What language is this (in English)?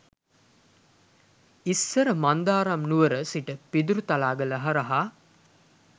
Sinhala